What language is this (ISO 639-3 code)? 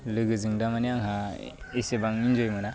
brx